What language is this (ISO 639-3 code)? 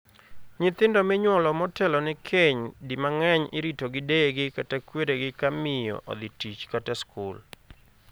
luo